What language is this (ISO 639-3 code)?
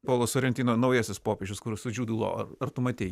lit